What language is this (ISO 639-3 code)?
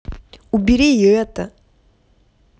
rus